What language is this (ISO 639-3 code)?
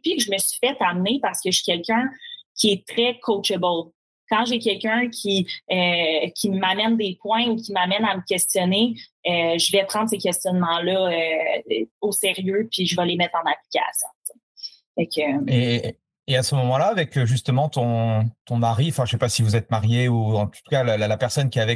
fra